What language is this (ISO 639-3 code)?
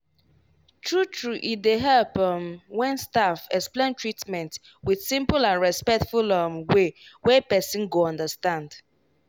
pcm